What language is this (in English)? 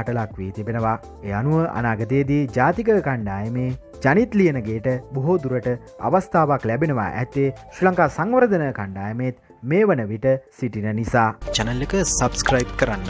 Indonesian